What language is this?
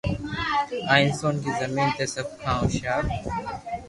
Loarki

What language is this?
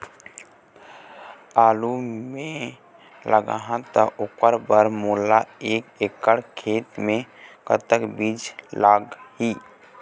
Chhattisgarhi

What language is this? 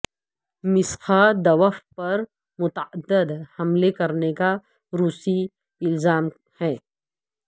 Urdu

